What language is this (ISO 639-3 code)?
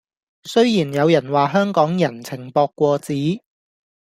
yue